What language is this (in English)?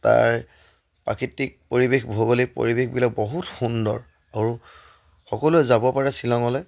Assamese